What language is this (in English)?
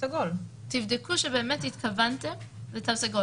Hebrew